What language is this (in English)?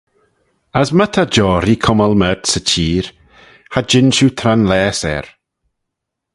Manx